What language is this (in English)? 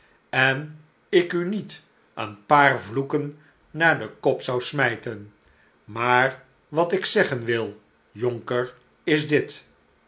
Dutch